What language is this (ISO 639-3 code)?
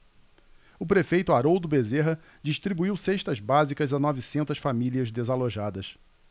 por